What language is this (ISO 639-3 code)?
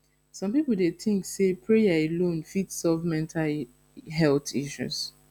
pcm